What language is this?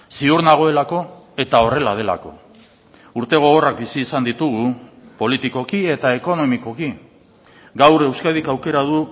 Basque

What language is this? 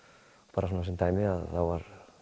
Icelandic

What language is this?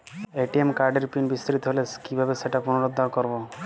Bangla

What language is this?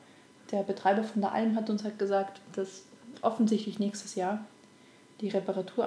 German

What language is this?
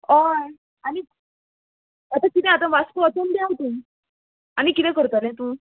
Konkani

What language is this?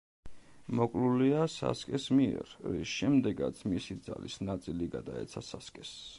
Georgian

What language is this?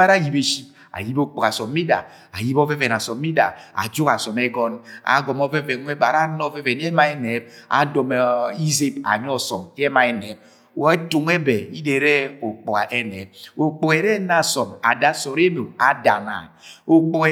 Agwagwune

